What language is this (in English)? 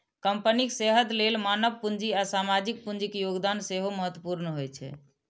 Maithili